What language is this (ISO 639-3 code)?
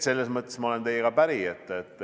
est